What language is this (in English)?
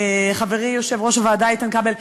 Hebrew